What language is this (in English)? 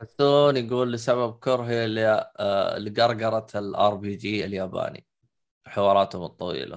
Arabic